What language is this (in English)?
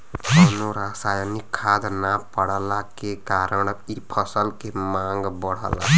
Bhojpuri